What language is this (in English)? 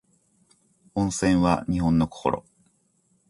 Japanese